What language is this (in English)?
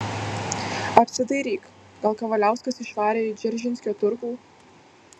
Lithuanian